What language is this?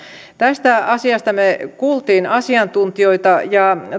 Finnish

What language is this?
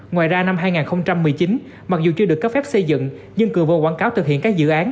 Vietnamese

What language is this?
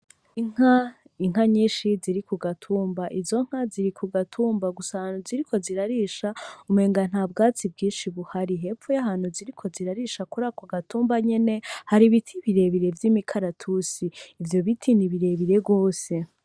Rundi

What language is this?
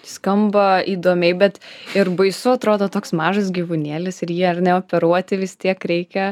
Lithuanian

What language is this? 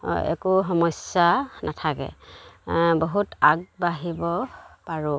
Assamese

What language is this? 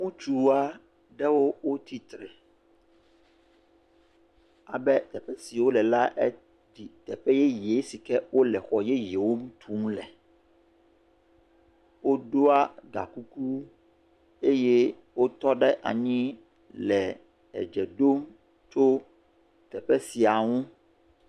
Ewe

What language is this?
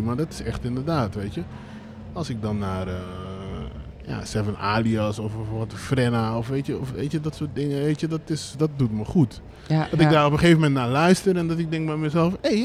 Dutch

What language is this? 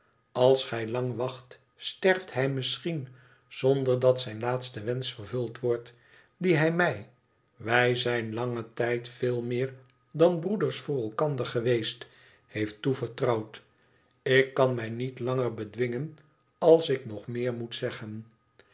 Dutch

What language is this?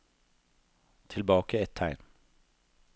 Norwegian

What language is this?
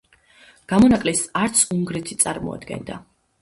Georgian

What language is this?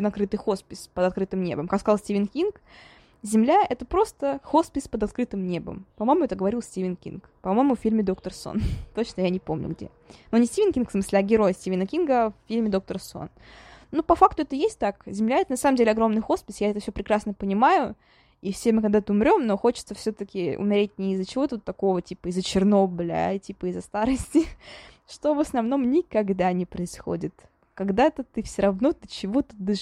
Russian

